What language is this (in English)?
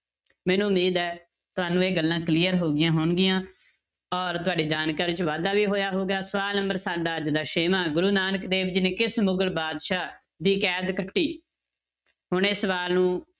Punjabi